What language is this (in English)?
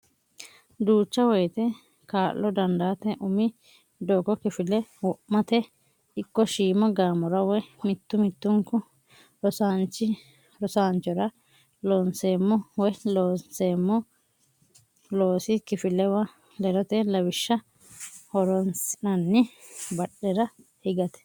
Sidamo